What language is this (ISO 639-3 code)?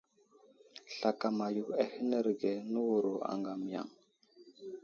udl